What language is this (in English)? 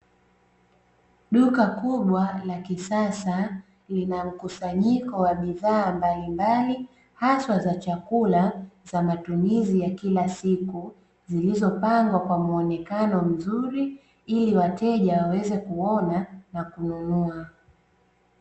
Swahili